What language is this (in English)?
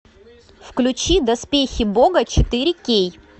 Russian